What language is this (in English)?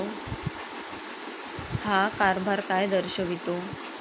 Marathi